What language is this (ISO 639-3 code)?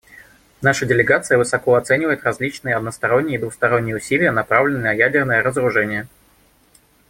rus